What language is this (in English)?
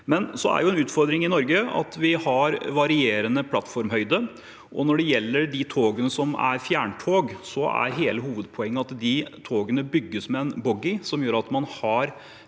Norwegian